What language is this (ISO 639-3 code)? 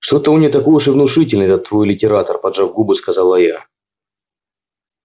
rus